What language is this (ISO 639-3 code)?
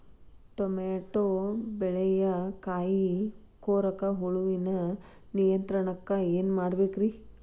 kan